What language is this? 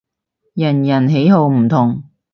Cantonese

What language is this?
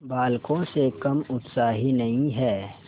Hindi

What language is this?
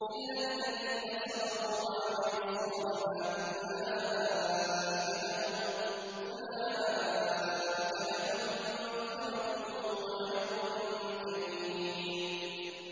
Arabic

